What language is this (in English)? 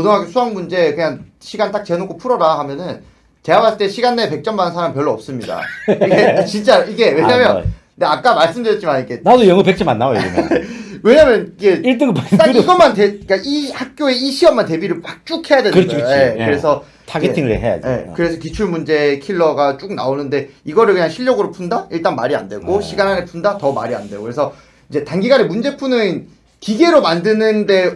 Korean